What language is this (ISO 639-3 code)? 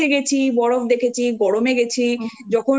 ben